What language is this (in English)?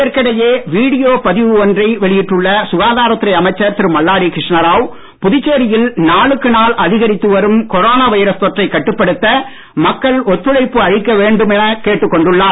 Tamil